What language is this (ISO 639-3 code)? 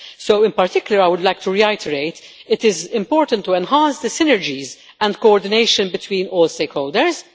eng